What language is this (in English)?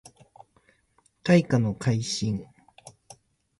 Japanese